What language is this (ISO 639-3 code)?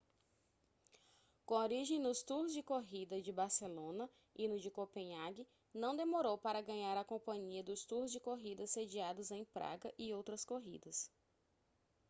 por